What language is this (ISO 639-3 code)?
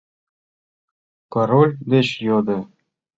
chm